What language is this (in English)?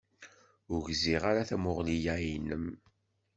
Kabyle